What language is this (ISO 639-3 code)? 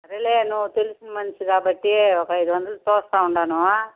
tel